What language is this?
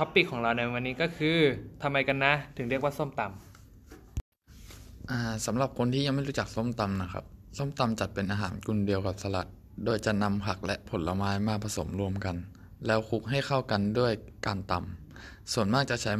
Thai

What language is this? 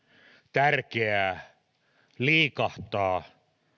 Finnish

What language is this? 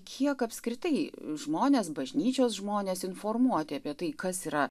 Lithuanian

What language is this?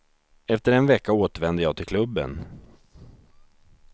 Swedish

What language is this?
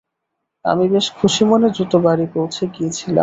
Bangla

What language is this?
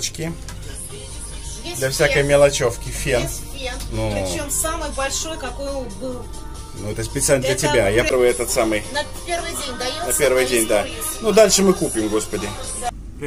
Russian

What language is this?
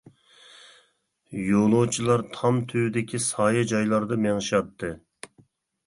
Uyghur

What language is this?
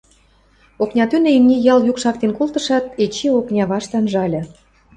Western Mari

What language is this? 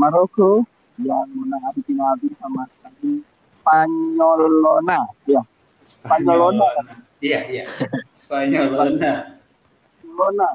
Indonesian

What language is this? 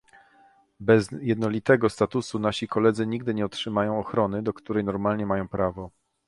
Polish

